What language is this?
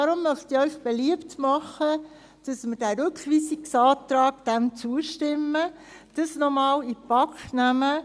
Swiss German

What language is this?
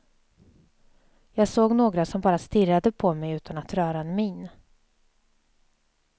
Swedish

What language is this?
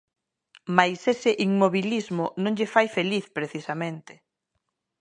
Galician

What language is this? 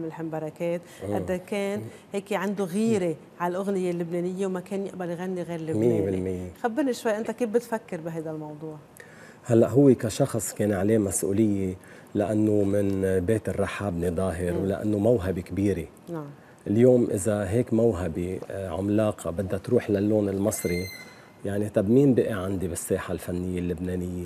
Arabic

